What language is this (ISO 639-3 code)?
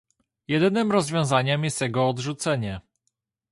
pol